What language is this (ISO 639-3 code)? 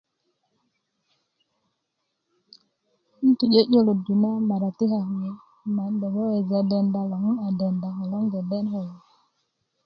ukv